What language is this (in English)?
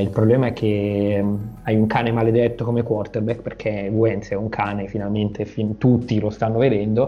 Italian